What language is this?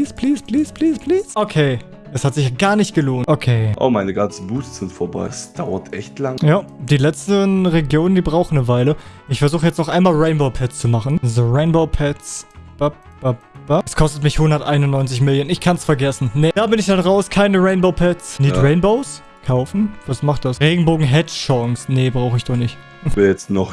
German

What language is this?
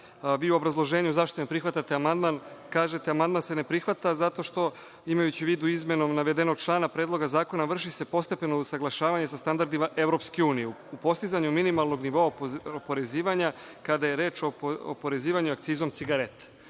Serbian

